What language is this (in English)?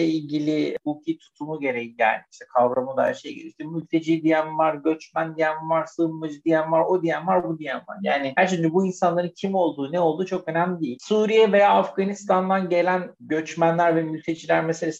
Turkish